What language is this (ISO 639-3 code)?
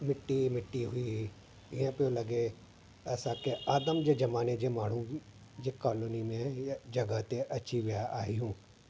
snd